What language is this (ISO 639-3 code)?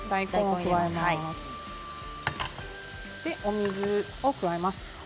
jpn